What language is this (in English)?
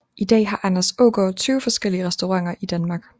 Danish